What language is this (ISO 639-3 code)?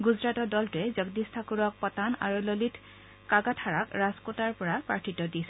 asm